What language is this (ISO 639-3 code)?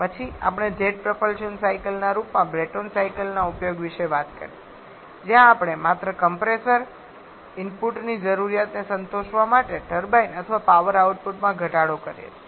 guj